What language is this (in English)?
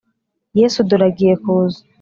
Kinyarwanda